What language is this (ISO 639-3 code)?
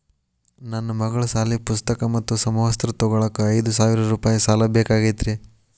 kan